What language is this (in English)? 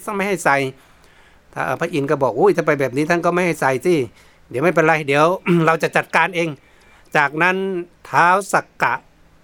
Thai